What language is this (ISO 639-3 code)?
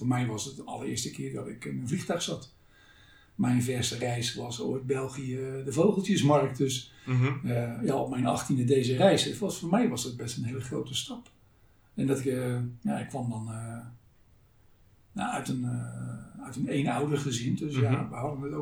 nld